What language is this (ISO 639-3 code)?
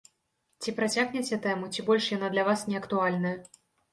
bel